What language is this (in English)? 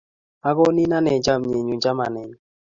Kalenjin